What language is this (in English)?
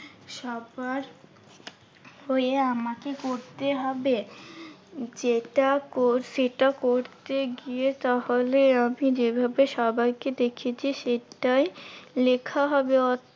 Bangla